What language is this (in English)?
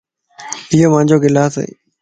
Lasi